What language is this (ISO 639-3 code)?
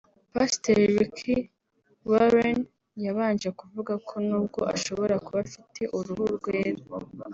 kin